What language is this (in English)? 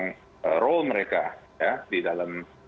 Indonesian